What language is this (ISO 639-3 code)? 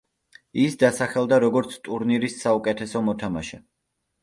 kat